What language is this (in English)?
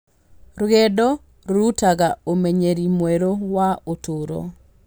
Kikuyu